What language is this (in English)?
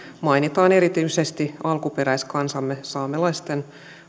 Finnish